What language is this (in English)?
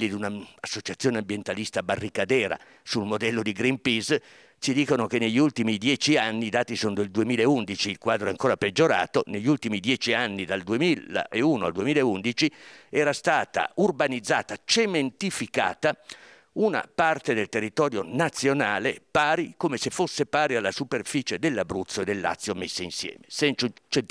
Italian